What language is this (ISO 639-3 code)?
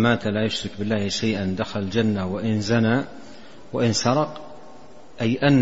ara